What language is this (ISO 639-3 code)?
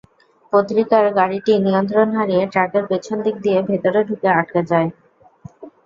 ben